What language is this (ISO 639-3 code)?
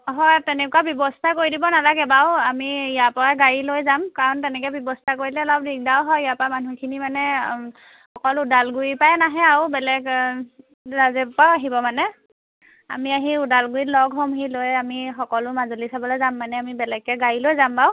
asm